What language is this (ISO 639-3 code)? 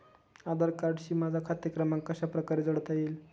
mar